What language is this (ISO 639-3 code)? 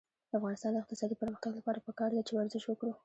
pus